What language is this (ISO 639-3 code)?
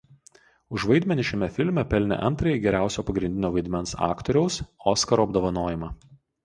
lit